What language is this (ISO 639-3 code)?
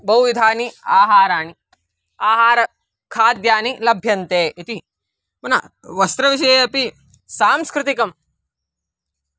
san